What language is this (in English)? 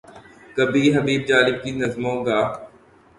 Urdu